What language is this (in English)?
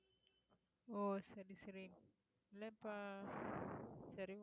Tamil